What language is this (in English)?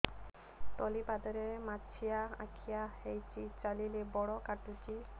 Odia